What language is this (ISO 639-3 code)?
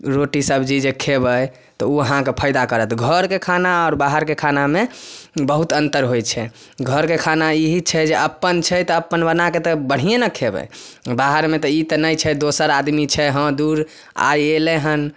mai